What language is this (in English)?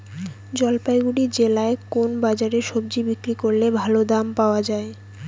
Bangla